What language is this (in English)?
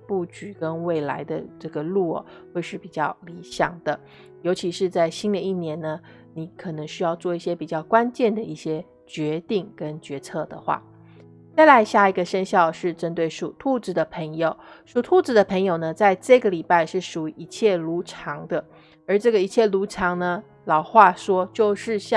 Chinese